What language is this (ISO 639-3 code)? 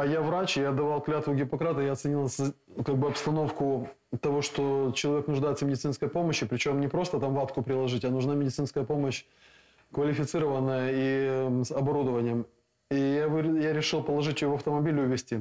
ukr